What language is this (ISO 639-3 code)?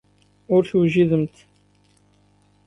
kab